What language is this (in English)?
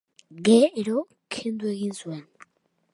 Basque